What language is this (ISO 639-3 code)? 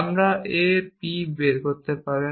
ben